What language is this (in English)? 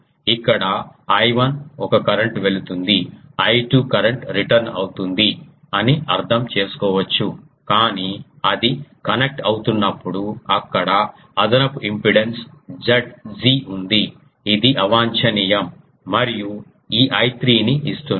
Telugu